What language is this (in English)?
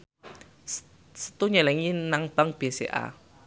Javanese